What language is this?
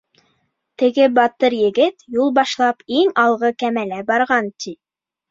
Bashkir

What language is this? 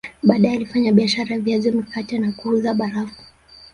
Swahili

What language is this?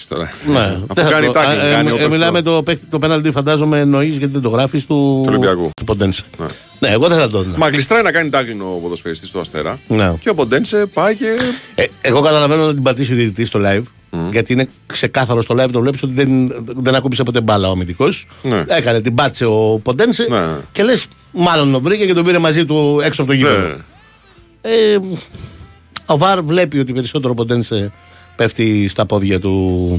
Greek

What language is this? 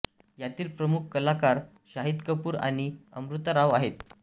Marathi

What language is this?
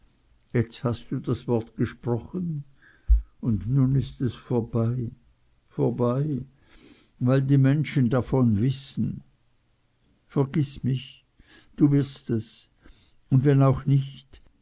German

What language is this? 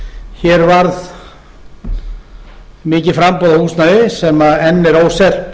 Icelandic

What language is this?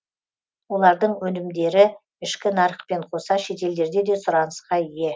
Kazakh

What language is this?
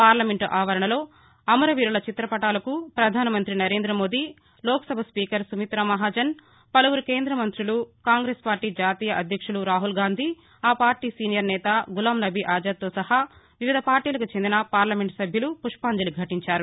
Telugu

